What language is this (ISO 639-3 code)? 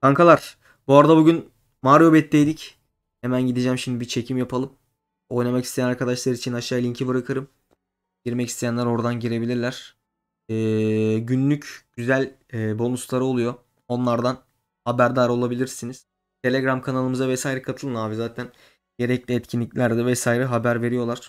tur